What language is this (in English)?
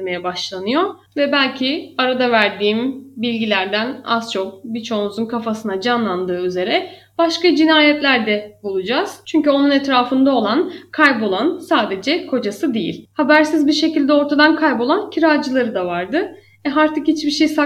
Turkish